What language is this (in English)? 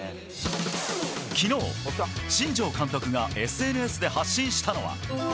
Japanese